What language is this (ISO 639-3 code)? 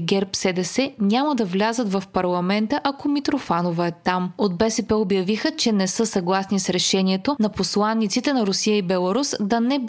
bul